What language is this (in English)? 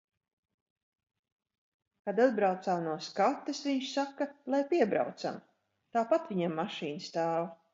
Latvian